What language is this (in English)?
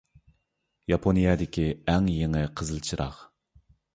Uyghur